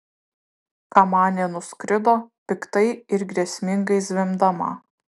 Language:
Lithuanian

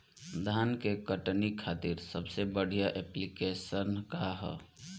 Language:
Bhojpuri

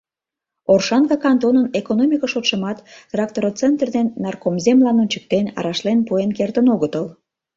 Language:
Mari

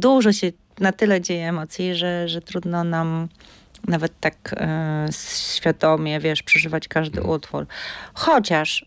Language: Polish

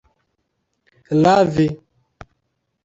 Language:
Esperanto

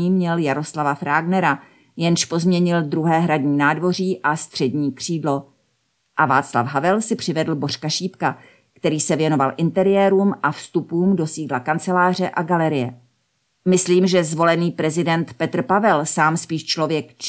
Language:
Czech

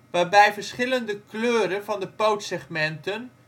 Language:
Dutch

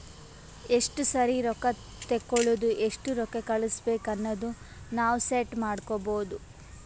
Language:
Kannada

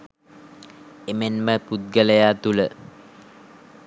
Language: Sinhala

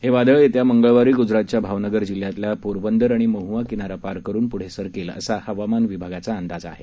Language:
Marathi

